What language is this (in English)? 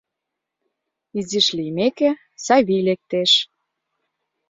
Mari